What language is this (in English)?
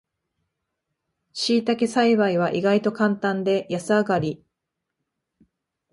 Japanese